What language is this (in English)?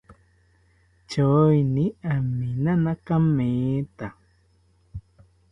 South Ucayali Ashéninka